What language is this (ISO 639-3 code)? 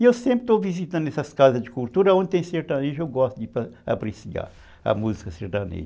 por